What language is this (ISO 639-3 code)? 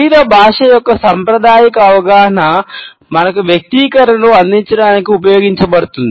tel